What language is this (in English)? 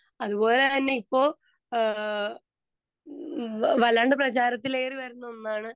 Malayalam